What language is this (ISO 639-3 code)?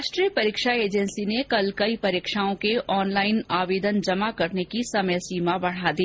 hin